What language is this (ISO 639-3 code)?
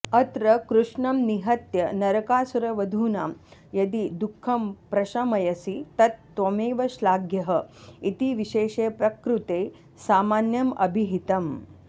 san